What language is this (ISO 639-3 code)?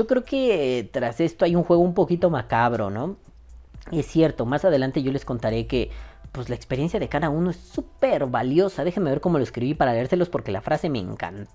spa